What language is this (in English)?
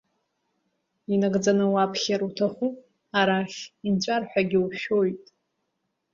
Abkhazian